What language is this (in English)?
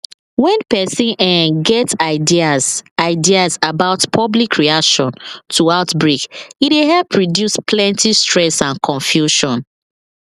Nigerian Pidgin